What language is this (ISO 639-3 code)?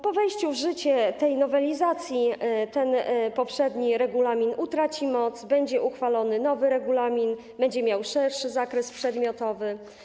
pol